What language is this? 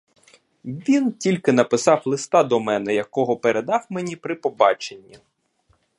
Ukrainian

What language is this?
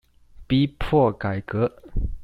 Chinese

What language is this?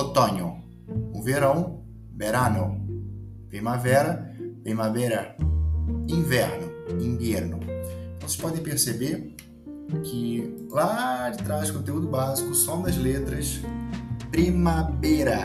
Portuguese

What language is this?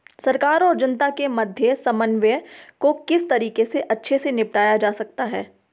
Hindi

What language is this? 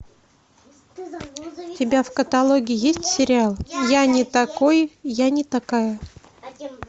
Russian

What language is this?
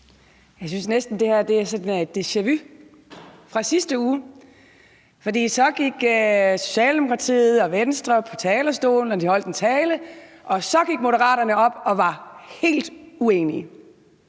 Danish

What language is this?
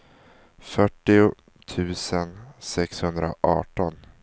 Swedish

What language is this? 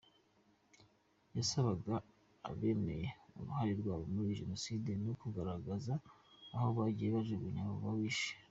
Kinyarwanda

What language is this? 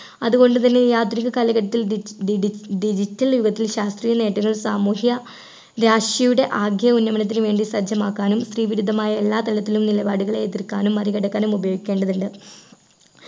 Malayalam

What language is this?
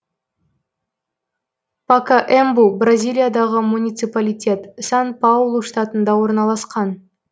Kazakh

